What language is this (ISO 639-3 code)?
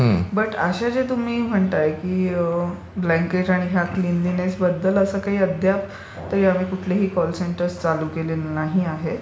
mar